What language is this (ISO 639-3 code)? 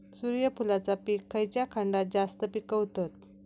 mar